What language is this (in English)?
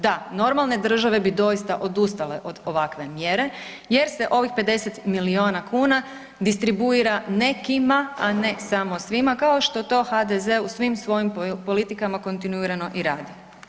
Croatian